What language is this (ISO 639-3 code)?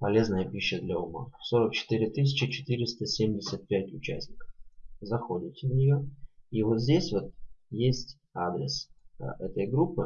rus